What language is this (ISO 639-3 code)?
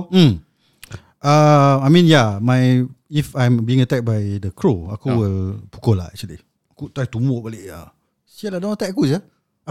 msa